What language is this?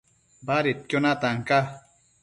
Matsés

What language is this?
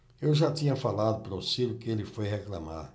Portuguese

